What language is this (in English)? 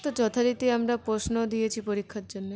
Bangla